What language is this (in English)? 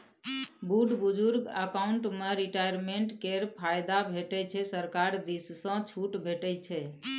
Maithili